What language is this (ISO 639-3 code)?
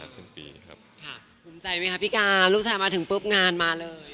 tha